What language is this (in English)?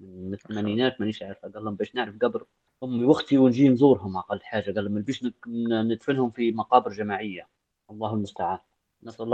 Arabic